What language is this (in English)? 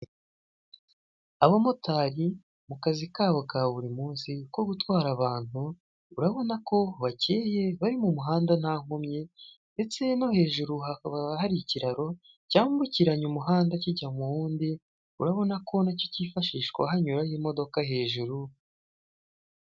Kinyarwanda